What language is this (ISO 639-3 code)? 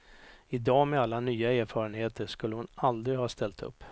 swe